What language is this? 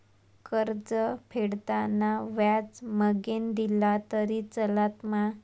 Marathi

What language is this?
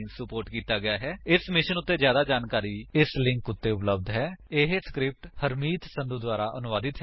Punjabi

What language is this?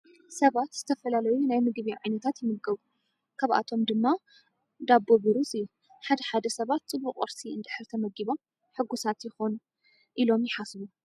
Tigrinya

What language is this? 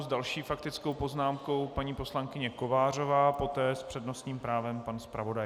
Czech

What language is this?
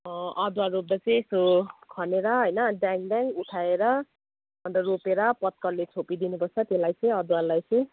Nepali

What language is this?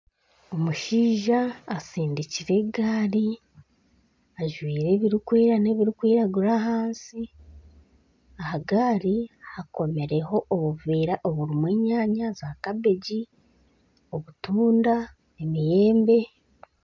Nyankole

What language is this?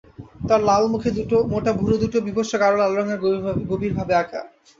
Bangla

